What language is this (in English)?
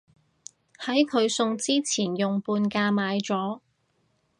Cantonese